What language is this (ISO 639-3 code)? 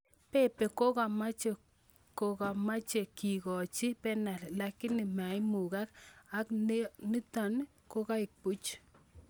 kln